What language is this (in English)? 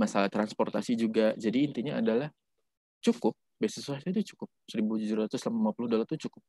Indonesian